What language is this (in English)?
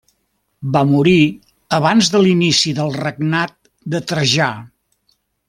Catalan